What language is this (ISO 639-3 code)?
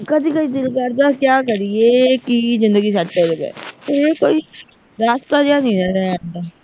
pan